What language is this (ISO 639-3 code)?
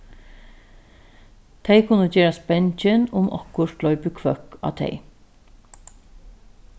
fao